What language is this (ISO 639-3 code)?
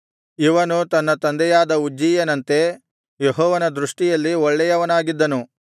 kan